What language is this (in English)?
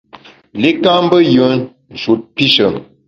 Bamun